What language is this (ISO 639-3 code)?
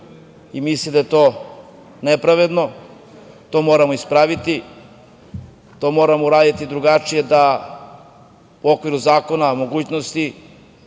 srp